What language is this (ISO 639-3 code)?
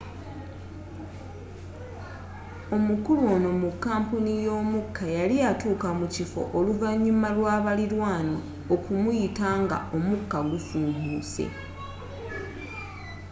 lug